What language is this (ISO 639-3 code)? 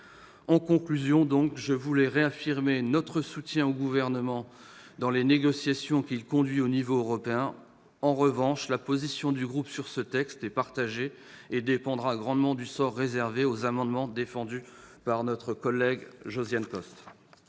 fra